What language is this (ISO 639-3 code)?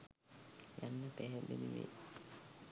sin